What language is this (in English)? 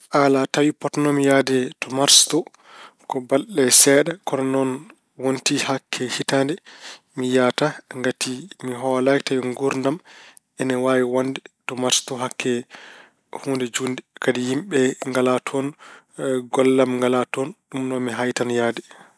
Fula